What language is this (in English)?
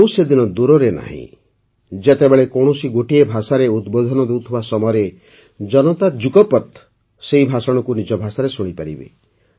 Odia